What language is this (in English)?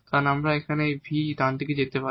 Bangla